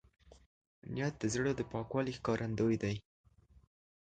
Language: Pashto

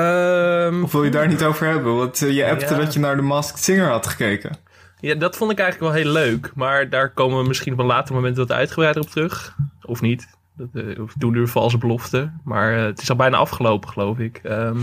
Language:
Dutch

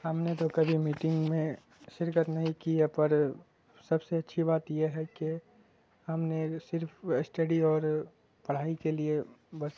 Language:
Urdu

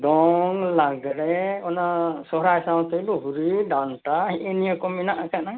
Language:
Santali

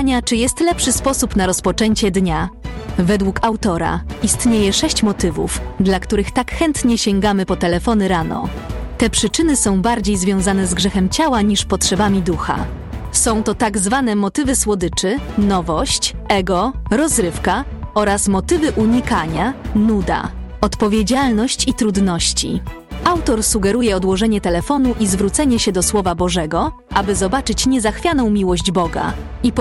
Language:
Polish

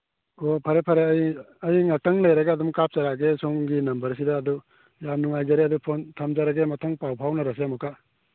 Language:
Manipuri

